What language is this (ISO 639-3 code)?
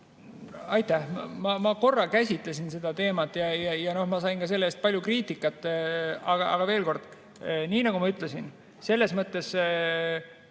est